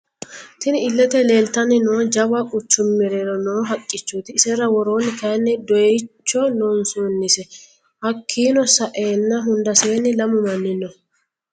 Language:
Sidamo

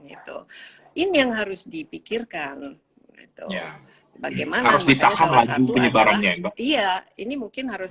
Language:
Indonesian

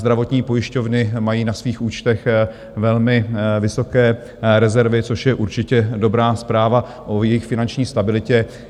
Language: Czech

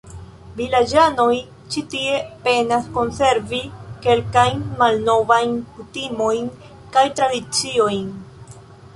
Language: Esperanto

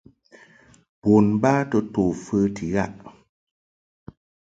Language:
Mungaka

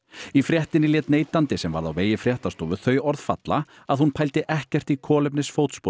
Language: Icelandic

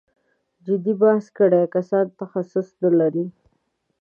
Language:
Pashto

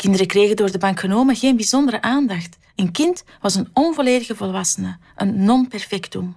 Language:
Dutch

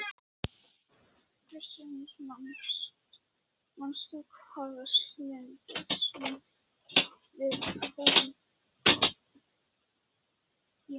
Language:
Icelandic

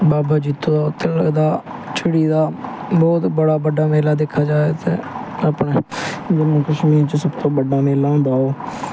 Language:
Dogri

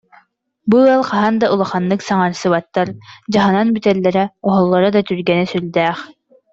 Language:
Yakut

